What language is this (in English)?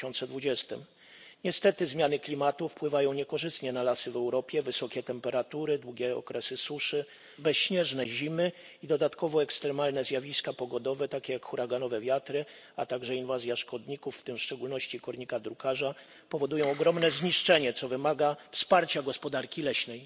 Polish